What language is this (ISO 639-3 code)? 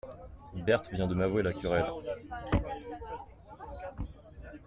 fra